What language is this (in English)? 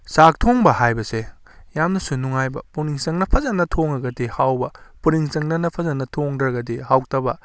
Manipuri